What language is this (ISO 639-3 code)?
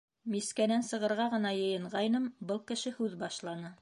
bak